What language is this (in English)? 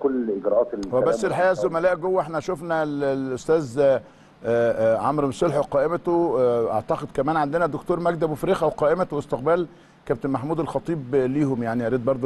Arabic